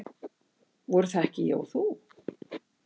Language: Icelandic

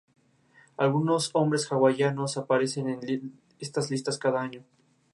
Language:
Spanish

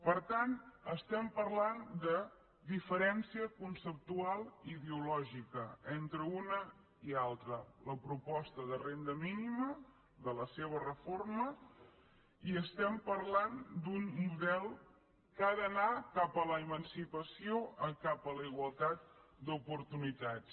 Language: Catalan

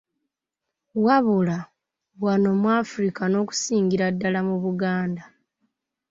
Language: Ganda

